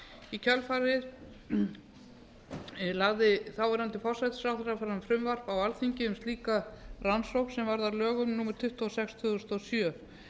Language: Icelandic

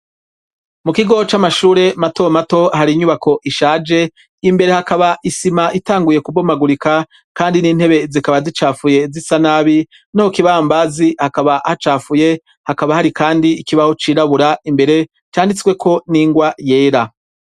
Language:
Rundi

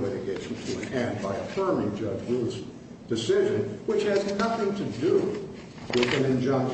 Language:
English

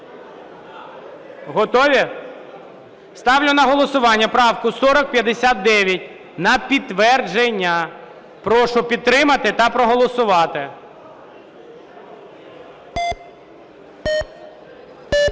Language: Ukrainian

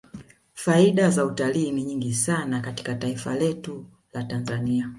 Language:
Swahili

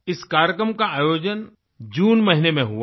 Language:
Hindi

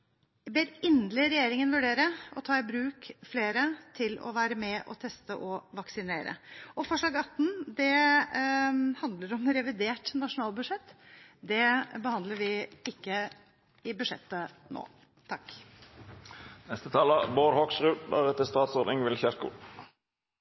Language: Norwegian Bokmål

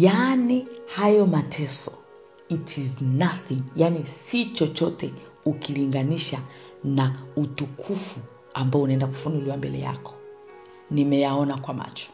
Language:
Swahili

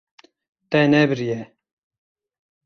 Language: Kurdish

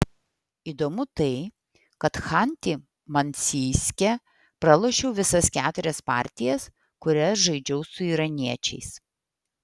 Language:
Lithuanian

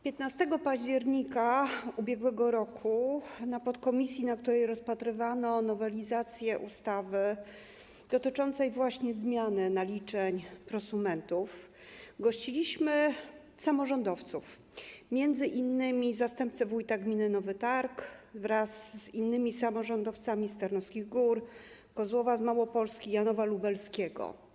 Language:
Polish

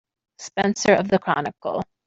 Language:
English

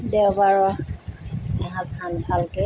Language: Assamese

